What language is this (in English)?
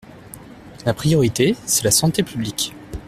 French